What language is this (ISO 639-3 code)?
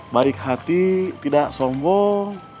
ind